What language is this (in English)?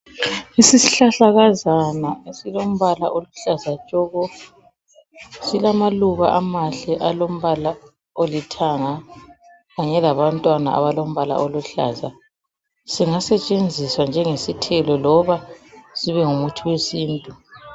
North Ndebele